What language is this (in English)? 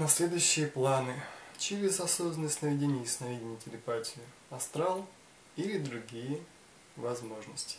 Russian